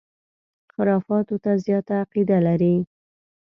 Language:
Pashto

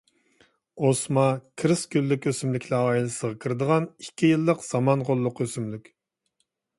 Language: Uyghur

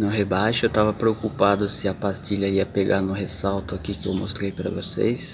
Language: Portuguese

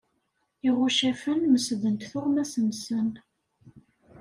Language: Kabyle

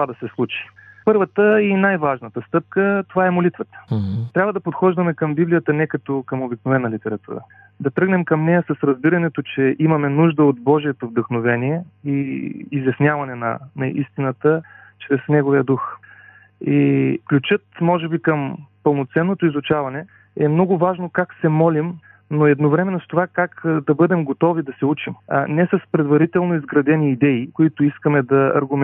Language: Bulgarian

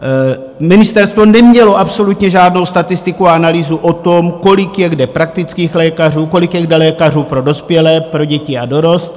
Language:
Czech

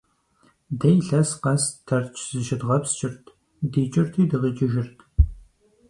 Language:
Kabardian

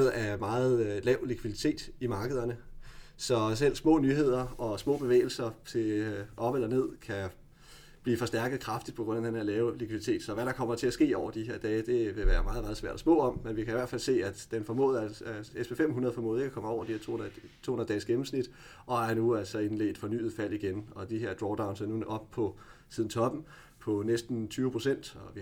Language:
Danish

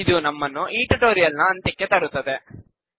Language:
Kannada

